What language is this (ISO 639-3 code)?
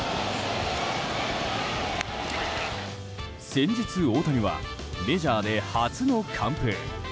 jpn